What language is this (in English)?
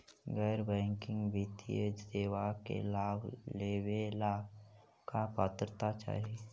Magahi